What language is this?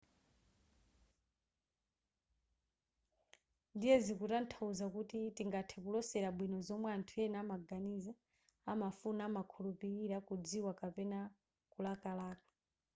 Nyanja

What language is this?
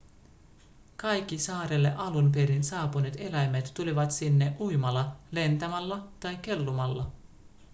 Finnish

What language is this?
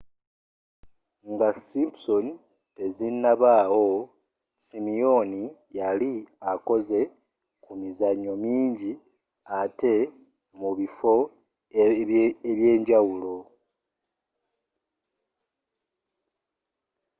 Ganda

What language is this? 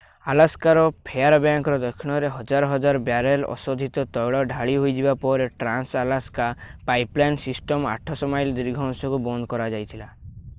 Odia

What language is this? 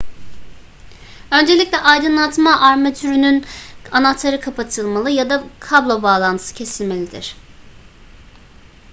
Turkish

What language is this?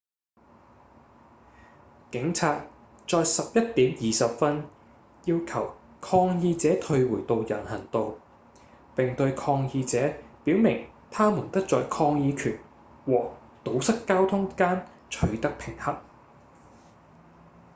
Cantonese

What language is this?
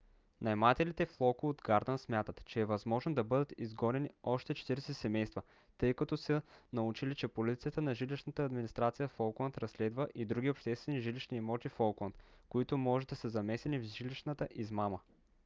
Bulgarian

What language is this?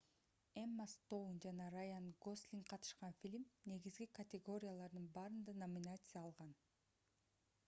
Kyrgyz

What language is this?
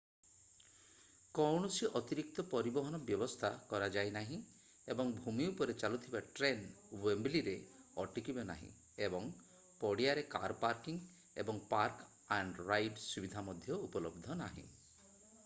Odia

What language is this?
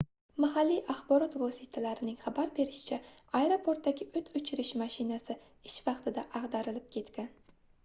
Uzbek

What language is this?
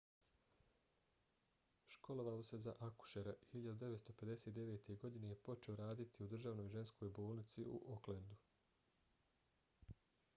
Bosnian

